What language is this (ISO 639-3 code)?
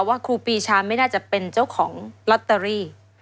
tha